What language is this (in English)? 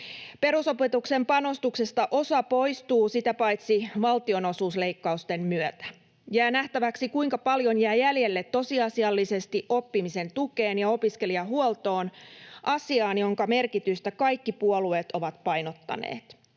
Finnish